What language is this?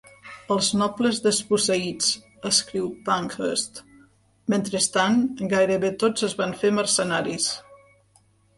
Catalan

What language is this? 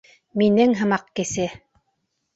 Bashkir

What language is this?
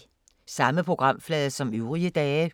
Danish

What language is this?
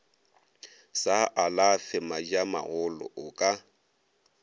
Northern Sotho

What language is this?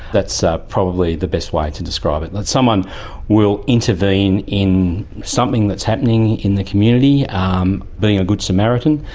English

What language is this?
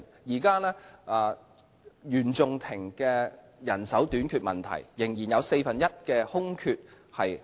Cantonese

